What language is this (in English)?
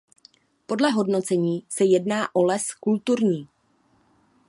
Czech